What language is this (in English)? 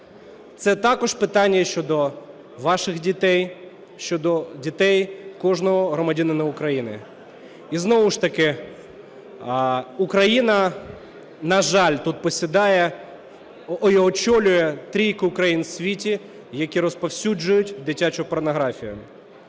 Ukrainian